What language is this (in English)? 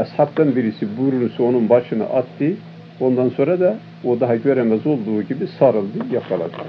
Turkish